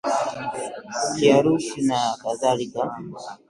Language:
Swahili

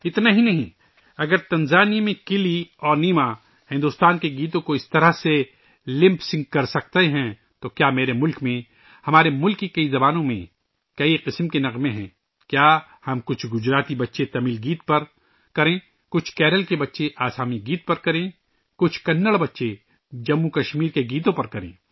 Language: Urdu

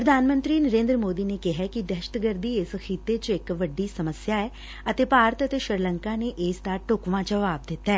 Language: Punjabi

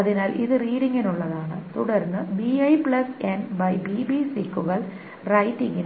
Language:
Malayalam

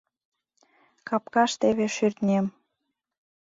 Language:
Mari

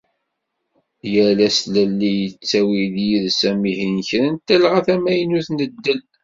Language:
Kabyle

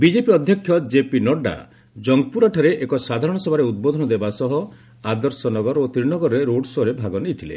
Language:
Odia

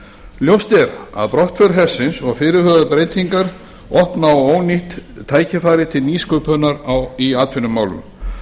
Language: Icelandic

